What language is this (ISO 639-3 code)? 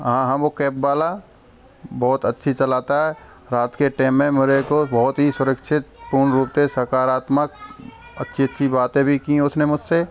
hin